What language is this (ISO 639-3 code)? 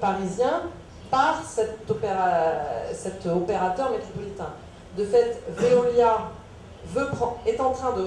fra